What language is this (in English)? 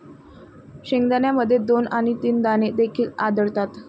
Marathi